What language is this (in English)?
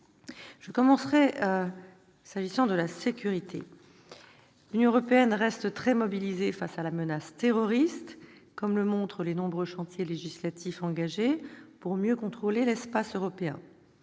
French